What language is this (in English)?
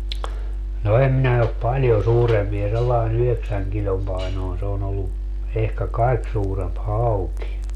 Finnish